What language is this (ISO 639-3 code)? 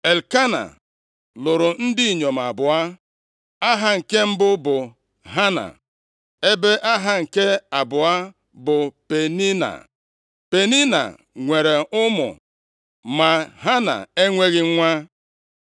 ibo